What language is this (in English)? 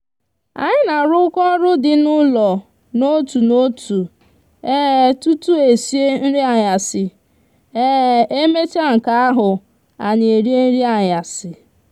Igbo